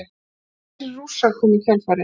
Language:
Icelandic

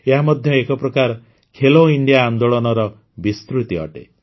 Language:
Odia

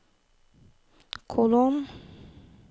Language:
Norwegian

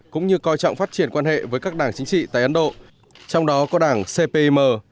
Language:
Vietnamese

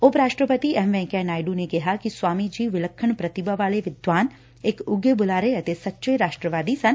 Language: Punjabi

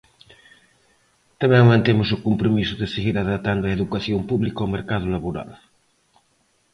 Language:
Galician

